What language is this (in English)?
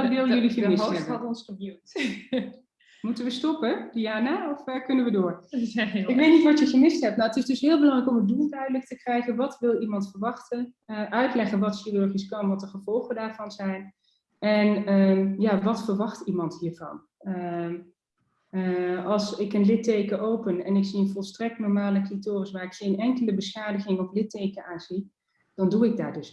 Dutch